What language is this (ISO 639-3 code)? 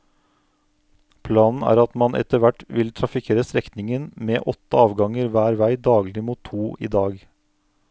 nor